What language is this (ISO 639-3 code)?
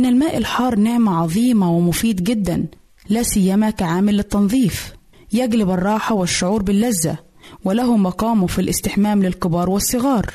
ara